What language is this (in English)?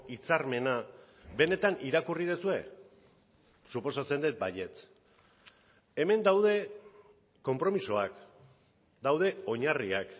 Basque